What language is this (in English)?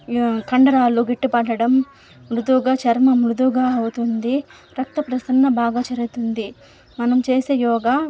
Telugu